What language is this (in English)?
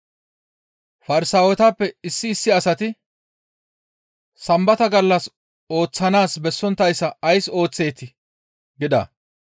Gamo